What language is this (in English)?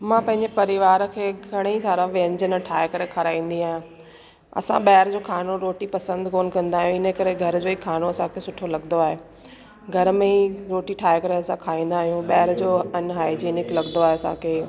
Sindhi